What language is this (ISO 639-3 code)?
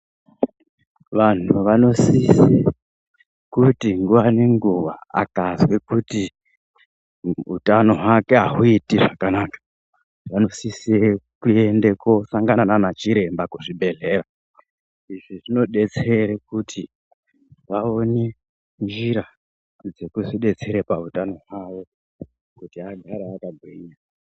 ndc